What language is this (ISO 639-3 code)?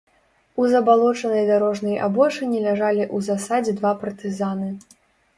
bel